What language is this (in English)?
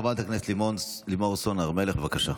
Hebrew